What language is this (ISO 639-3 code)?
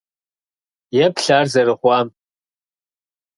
kbd